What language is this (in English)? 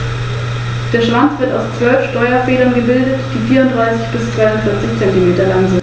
German